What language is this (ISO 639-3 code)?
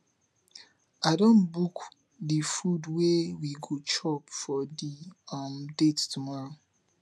pcm